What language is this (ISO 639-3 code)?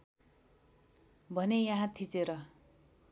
nep